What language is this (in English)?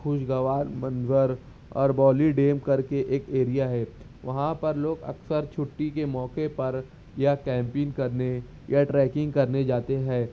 Urdu